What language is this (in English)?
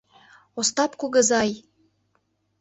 Mari